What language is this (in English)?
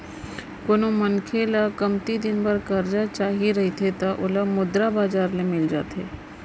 Chhattisgarhi